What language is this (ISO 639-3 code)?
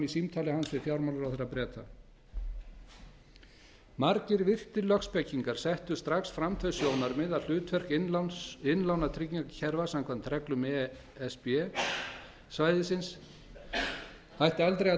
isl